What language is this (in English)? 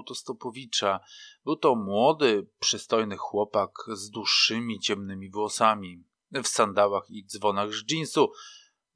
Polish